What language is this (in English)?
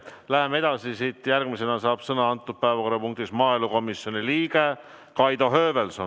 Estonian